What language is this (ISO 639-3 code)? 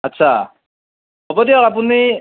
asm